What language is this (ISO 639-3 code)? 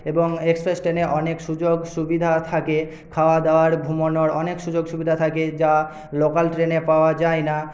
ben